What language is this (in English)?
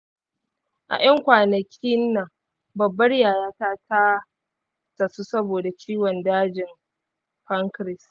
Hausa